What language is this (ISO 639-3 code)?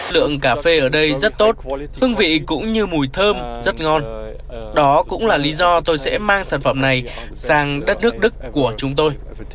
vie